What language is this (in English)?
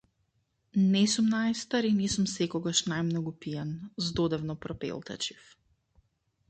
Macedonian